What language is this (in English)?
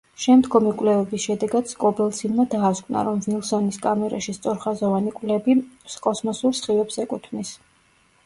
Georgian